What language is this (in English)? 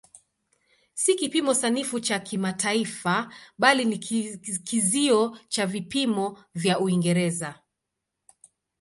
Swahili